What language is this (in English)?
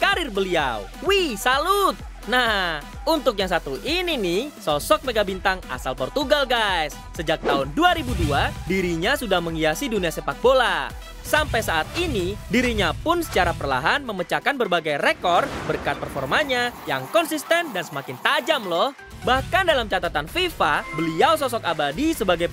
Indonesian